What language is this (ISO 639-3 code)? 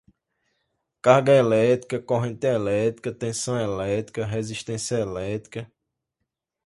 por